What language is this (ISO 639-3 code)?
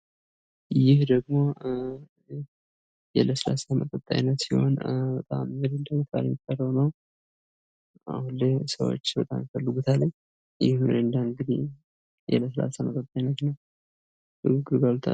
amh